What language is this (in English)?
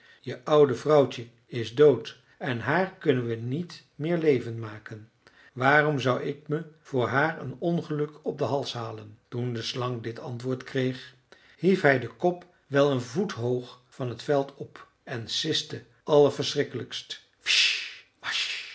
Dutch